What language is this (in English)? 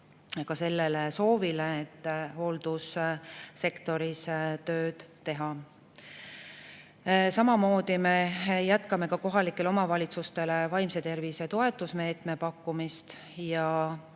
Estonian